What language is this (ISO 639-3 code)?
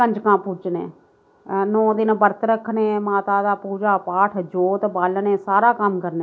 doi